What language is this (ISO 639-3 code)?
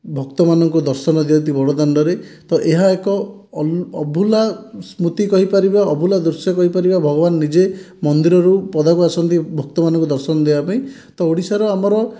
ori